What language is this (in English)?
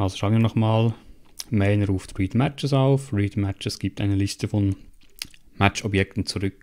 German